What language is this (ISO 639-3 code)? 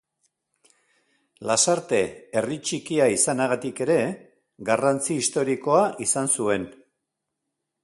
eus